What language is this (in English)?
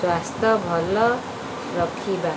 Odia